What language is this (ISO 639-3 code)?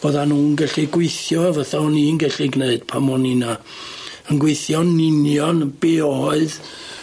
cym